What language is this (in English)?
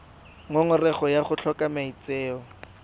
Tswana